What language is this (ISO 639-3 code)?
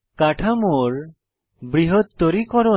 ben